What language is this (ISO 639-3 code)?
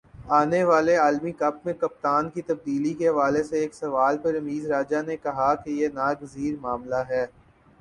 urd